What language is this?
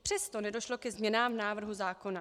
Czech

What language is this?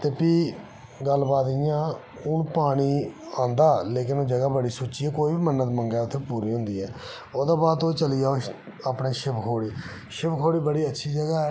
Dogri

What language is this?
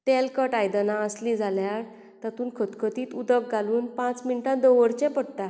Konkani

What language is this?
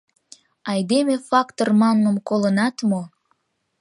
Mari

